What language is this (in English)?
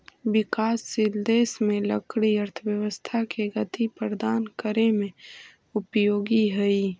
Magahi